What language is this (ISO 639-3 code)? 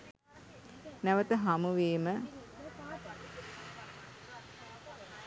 sin